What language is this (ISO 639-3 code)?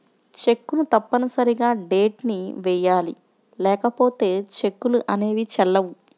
tel